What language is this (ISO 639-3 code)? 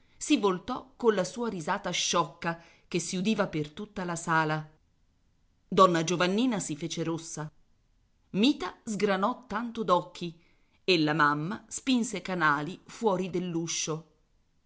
ita